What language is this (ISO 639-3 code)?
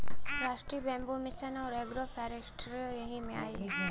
bho